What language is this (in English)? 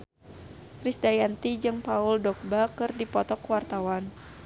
Sundanese